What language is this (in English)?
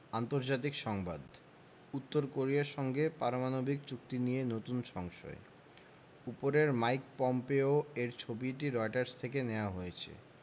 Bangla